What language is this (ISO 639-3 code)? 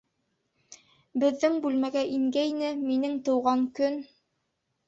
bak